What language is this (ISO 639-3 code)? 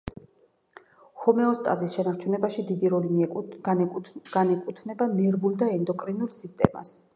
kat